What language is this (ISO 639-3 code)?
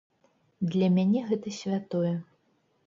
bel